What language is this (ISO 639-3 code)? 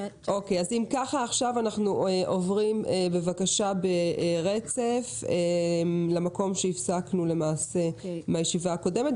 heb